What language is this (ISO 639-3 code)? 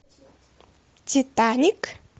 rus